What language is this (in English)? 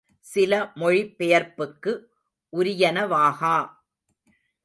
Tamil